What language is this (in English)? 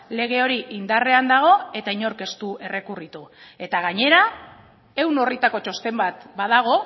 Basque